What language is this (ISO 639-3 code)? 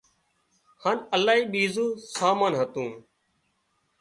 kxp